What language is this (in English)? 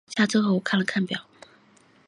Chinese